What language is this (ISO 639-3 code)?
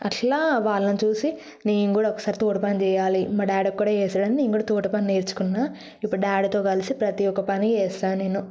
tel